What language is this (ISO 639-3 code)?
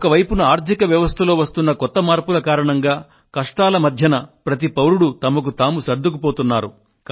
tel